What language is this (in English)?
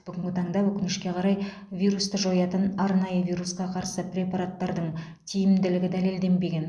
Kazakh